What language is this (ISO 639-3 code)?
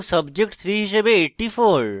ben